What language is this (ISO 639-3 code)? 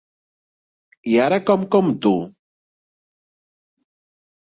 cat